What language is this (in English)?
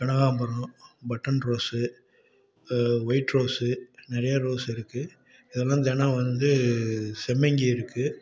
Tamil